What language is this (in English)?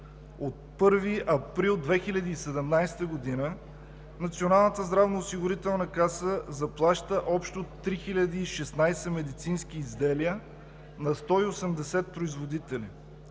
Bulgarian